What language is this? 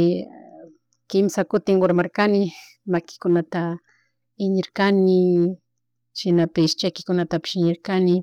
Chimborazo Highland Quichua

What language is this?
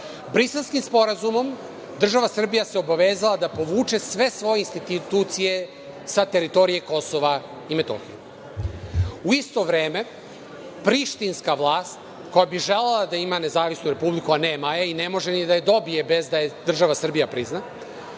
Serbian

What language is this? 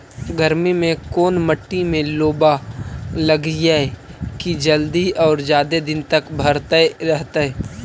Magahi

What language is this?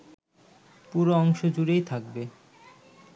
Bangla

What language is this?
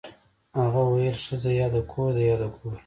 Pashto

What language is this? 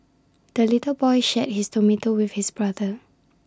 English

